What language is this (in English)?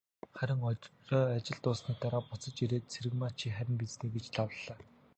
Mongolian